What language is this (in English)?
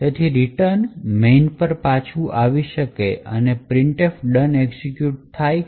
Gujarati